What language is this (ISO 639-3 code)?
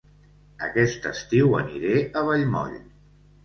cat